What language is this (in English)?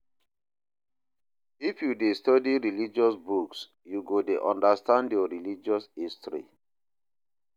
Nigerian Pidgin